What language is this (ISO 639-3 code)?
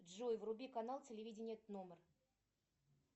rus